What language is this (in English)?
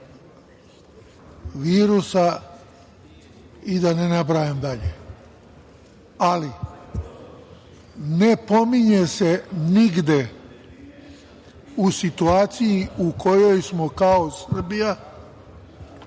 Serbian